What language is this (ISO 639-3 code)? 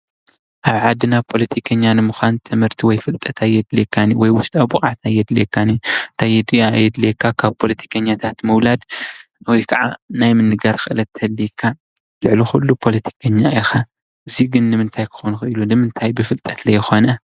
tir